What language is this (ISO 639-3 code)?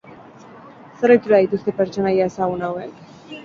eus